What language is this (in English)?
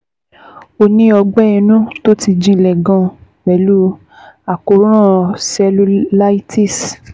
Yoruba